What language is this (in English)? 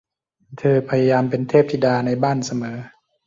Thai